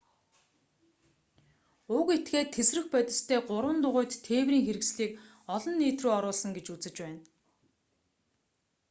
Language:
Mongolian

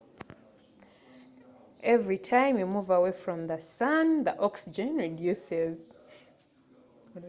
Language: Ganda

